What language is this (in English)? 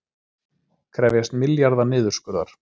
Icelandic